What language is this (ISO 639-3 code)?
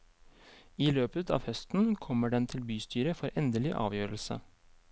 nor